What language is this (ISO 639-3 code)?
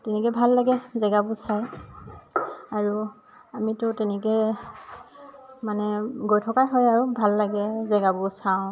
asm